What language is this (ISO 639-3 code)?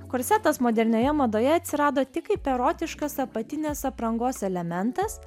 lit